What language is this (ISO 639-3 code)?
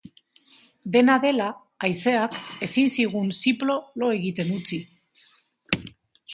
eus